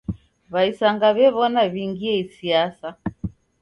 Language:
Taita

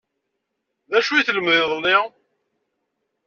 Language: Kabyle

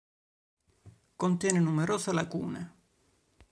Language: Italian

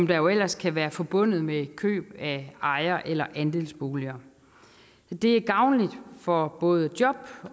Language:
Danish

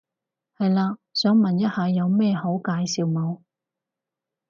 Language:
Cantonese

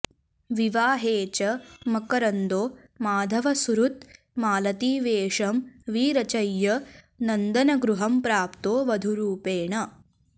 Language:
Sanskrit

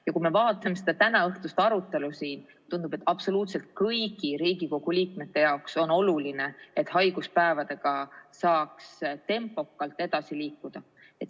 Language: Estonian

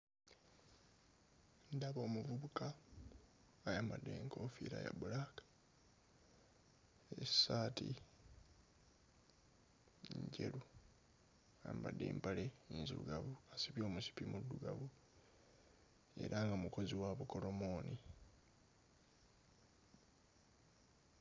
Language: Ganda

